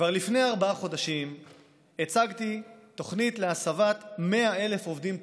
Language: Hebrew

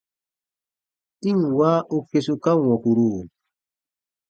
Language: Baatonum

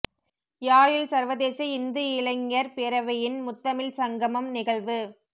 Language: Tamil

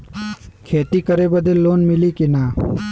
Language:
Bhojpuri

